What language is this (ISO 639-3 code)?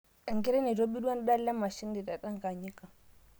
mas